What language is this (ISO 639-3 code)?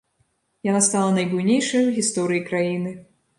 bel